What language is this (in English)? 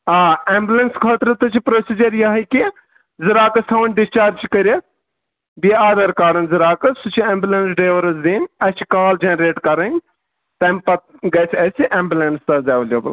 Kashmiri